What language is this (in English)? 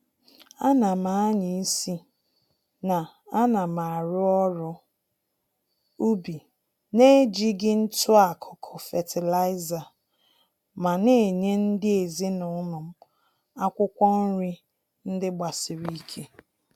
Igbo